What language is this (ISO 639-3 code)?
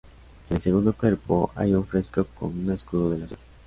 spa